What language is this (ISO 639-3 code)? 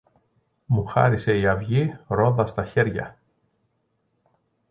ell